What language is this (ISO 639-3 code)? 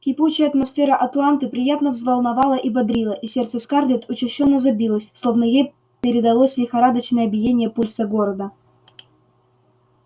rus